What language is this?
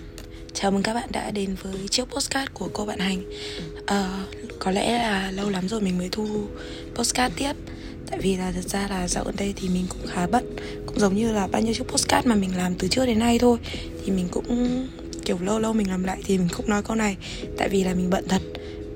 Vietnamese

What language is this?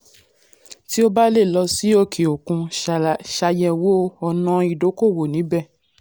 Yoruba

